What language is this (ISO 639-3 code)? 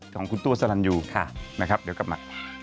tha